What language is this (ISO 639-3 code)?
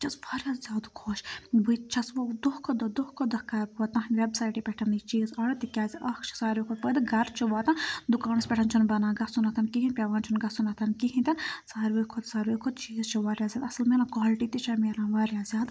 kas